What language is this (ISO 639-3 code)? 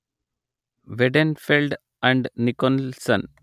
tel